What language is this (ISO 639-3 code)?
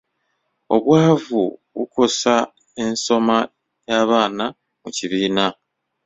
lug